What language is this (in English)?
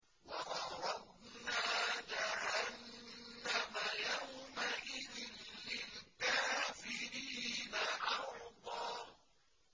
Arabic